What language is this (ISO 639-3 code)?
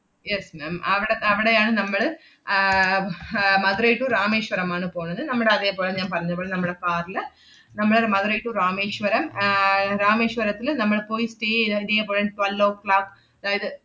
mal